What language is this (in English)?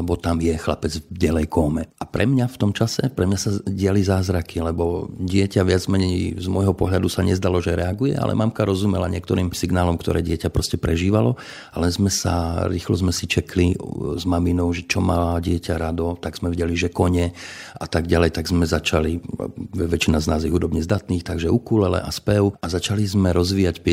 Slovak